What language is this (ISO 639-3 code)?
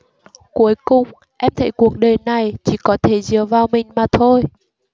vie